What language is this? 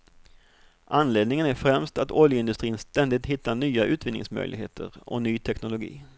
Swedish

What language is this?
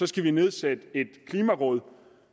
Danish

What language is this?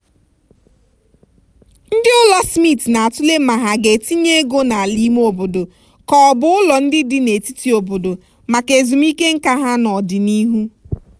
Igbo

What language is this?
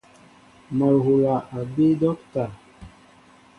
Mbo (Cameroon)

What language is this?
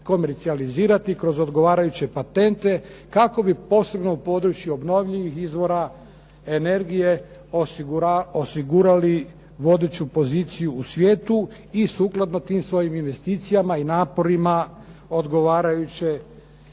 Croatian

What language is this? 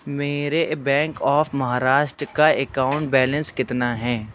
Urdu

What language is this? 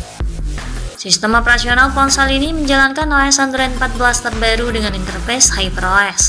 Indonesian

